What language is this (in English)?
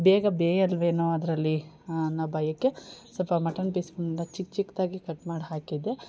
Kannada